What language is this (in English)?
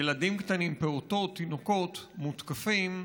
Hebrew